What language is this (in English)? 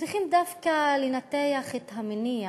Hebrew